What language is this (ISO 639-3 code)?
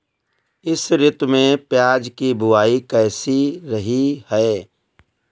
hin